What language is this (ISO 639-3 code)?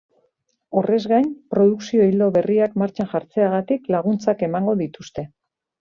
eus